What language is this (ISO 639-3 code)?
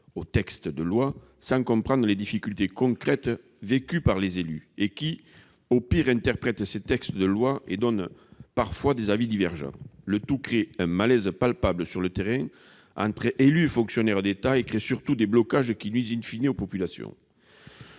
fra